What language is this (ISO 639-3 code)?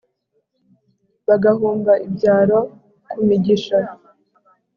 kin